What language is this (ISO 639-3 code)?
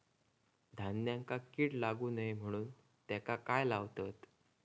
mar